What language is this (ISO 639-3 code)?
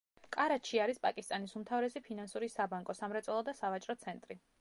kat